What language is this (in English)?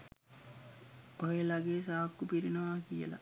Sinhala